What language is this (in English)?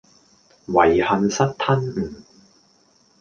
Cantonese